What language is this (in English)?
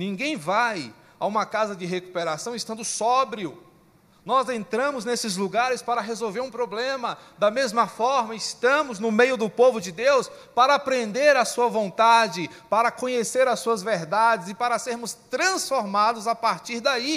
Portuguese